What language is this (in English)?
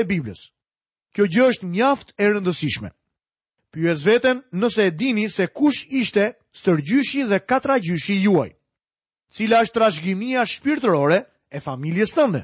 Dutch